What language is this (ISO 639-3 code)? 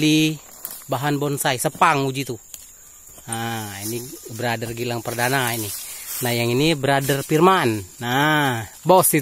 ind